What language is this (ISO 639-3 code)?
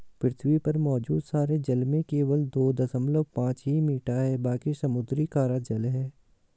hin